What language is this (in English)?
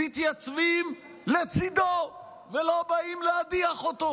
Hebrew